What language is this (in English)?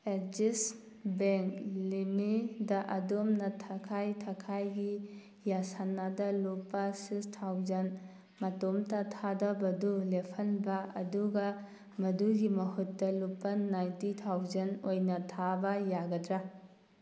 Manipuri